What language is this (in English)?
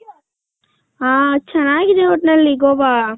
Kannada